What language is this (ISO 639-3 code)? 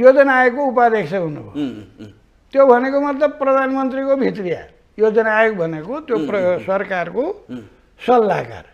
hin